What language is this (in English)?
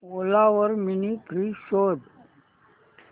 Marathi